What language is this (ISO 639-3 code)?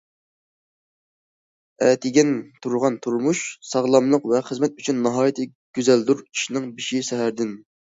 uig